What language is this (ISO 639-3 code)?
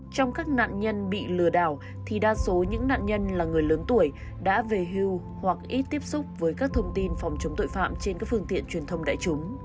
vie